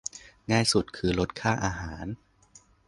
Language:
Thai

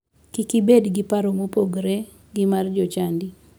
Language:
Luo (Kenya and Tanzania)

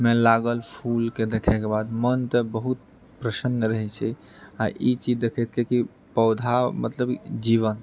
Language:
Maithili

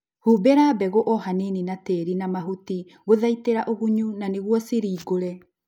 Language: Kikuyu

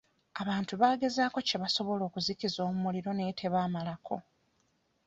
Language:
Ganda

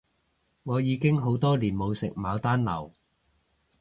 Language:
Cantonese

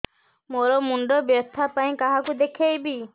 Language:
Odia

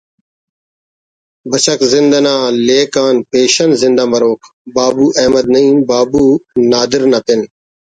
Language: Brahui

